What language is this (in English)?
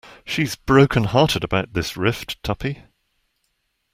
English